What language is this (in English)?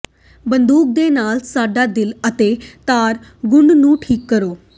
Punjabi